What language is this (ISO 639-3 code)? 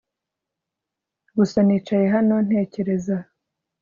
kin